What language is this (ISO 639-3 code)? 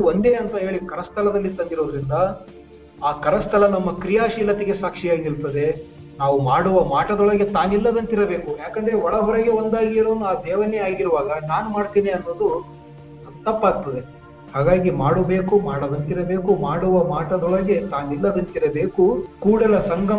kan